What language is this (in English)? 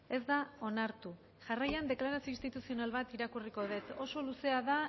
Basque